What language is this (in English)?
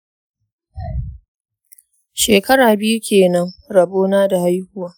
Hausa